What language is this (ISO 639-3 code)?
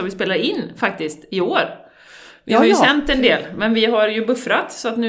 swe